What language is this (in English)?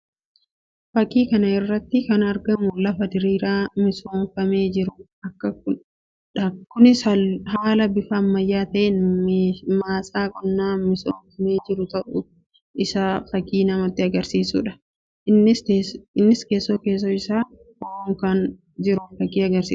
Oromo